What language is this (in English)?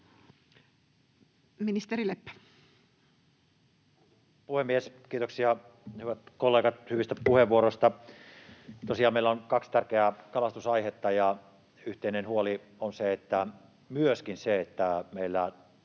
Finnish